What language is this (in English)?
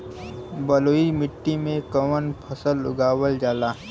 Bhojpuri